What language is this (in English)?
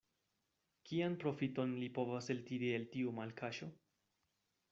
Esperanto